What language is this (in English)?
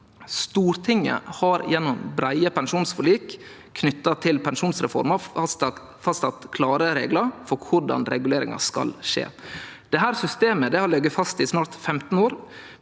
Norwegian